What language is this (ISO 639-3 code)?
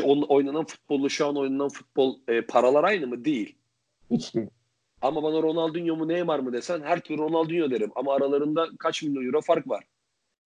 tur